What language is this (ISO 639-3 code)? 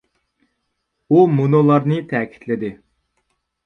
uig